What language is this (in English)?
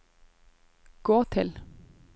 Norwegian